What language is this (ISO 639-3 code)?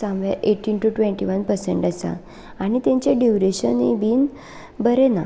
kok